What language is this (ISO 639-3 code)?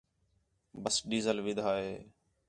xhe